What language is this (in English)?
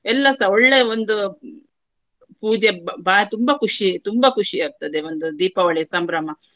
Kannada